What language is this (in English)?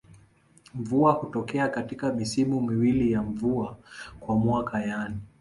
Swahili